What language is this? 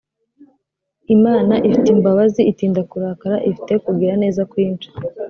Kinyarwanda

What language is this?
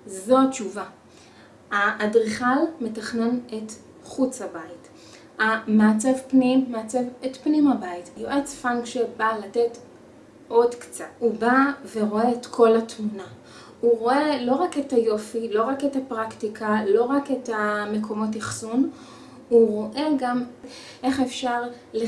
Hebrew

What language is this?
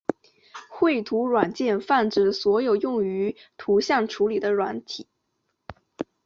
Chinese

